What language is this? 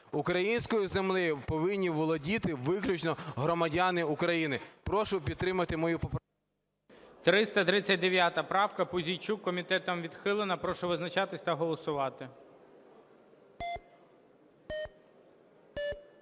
Ukrainian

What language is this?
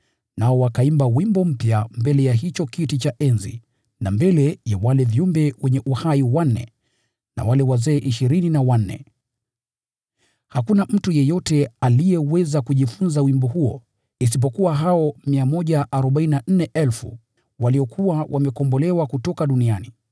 Swahili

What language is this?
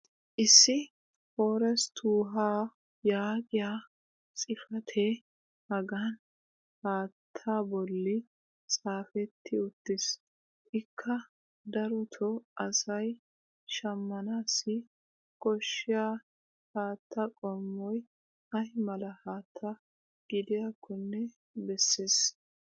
Wolaytta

